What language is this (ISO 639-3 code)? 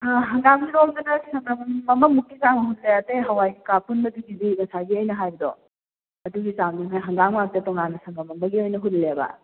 mni